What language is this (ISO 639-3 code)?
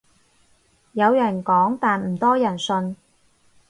yue